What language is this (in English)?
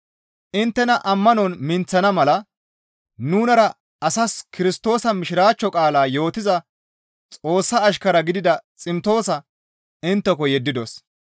Gamo